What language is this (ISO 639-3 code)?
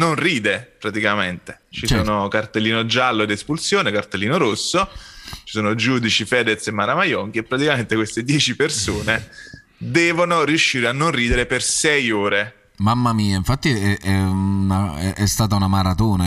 ita